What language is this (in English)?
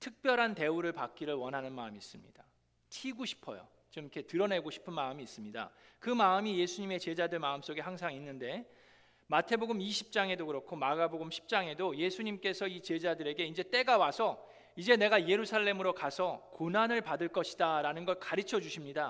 Korean